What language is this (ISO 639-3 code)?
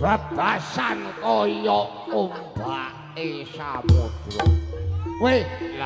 tha